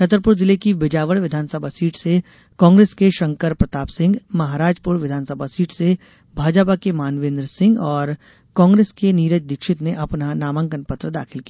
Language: Hindi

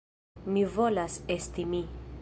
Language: Esperanto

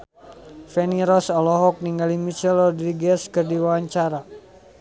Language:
Sundanese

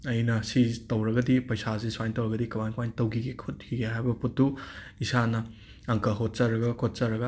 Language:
Manipuri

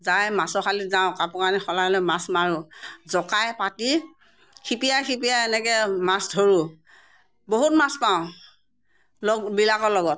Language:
Assamese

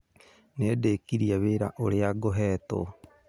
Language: Kikuyu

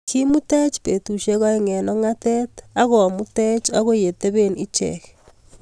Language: Kalenjin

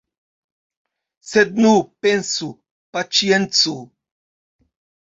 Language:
Esperanto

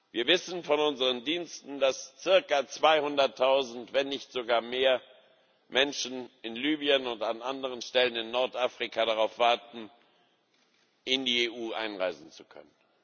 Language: German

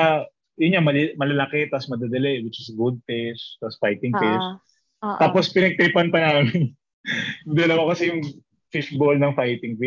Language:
Filipino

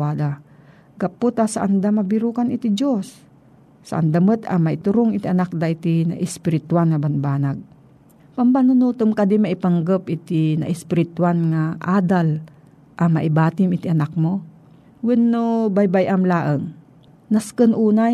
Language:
Filipino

